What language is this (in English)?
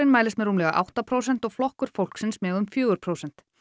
Icelandic